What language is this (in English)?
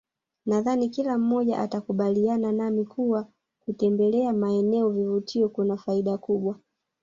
Swahili